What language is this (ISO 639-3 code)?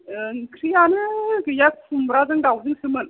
brx